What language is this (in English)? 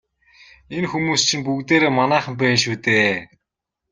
Mongolian